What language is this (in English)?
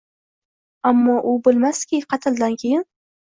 Uzbek